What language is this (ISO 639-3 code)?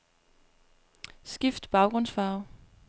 dan